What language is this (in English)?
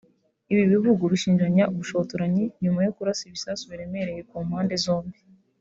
Kinyarwanda